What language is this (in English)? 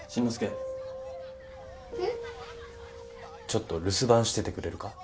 Japanese